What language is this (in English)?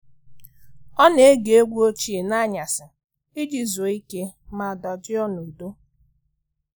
Igbo